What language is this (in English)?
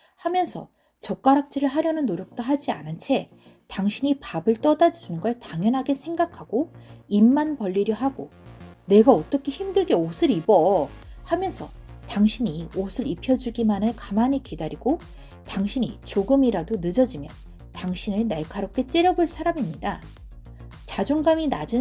Korean